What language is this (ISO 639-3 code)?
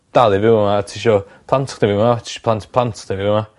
cym